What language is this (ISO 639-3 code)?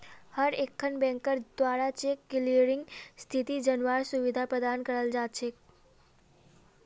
mag